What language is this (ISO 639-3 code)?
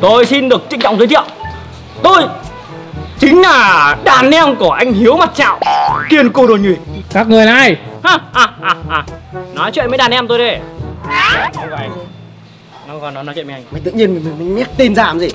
vie